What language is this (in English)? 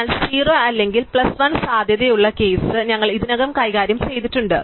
Malayalam